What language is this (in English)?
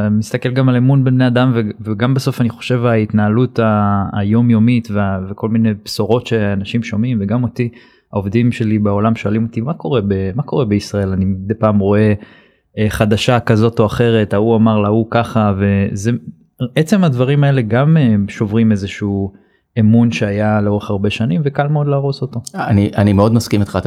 Hebrew